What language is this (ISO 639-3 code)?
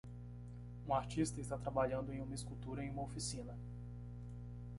por